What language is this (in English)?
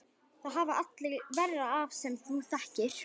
Icelandic